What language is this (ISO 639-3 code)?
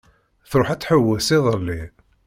kab